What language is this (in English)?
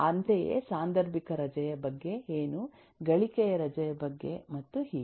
Kannada